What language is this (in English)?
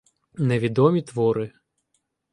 Ukrainian